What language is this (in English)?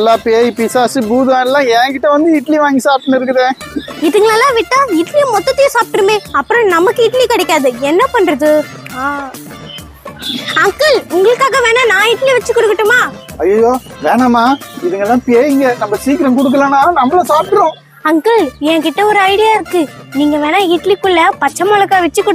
Tamil